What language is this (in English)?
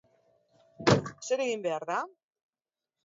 Basque